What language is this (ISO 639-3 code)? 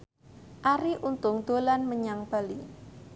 jav